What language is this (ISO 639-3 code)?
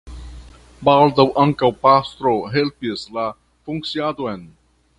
epo